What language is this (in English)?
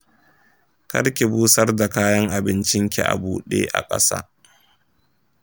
Hausa